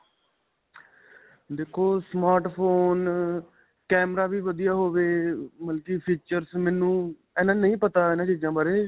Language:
Punjabi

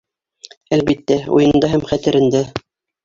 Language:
Bashkir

